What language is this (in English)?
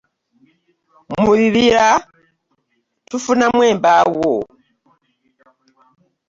Ganda